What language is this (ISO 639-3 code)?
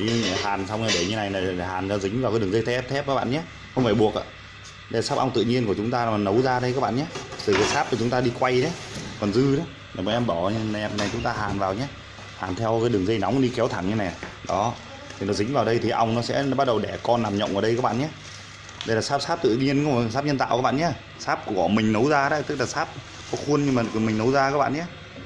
vie